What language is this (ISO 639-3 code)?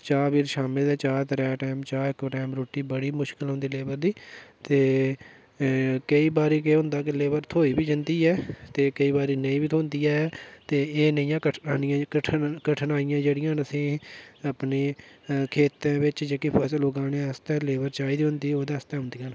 doi